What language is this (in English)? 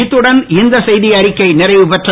Tamil